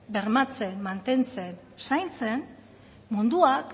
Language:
Basque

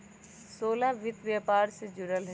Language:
Magahi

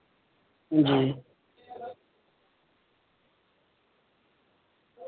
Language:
Dogri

